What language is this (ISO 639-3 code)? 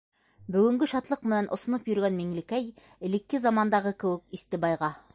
bak